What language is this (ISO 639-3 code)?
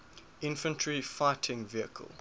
eng